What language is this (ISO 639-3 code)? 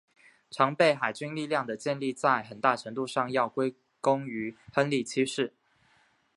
zho